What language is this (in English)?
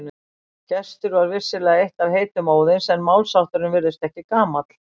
Icelandic